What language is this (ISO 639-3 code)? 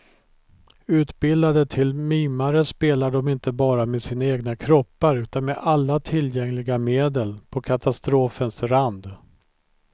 swe